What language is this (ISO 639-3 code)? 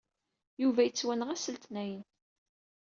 kab